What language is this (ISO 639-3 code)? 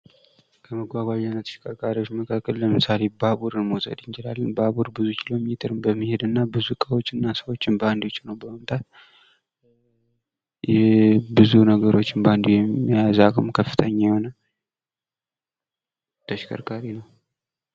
amh